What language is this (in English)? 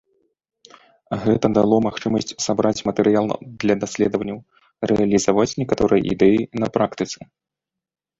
Belarusian